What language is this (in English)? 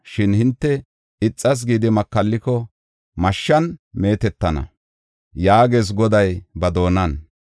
Gofa